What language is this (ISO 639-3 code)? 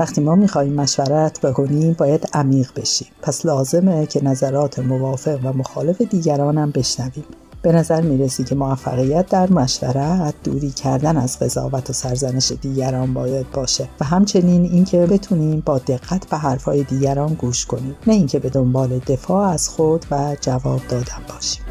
fas